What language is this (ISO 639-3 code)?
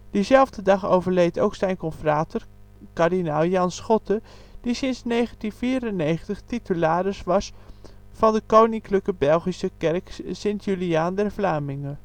nld